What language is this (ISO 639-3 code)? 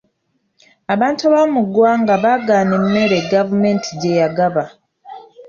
lug